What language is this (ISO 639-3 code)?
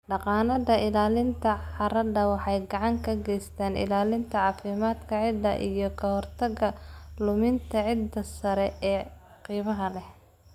som